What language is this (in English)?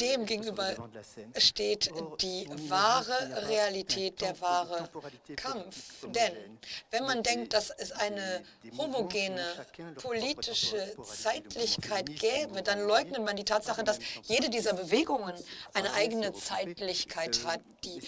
German